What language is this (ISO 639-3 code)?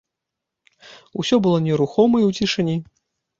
bel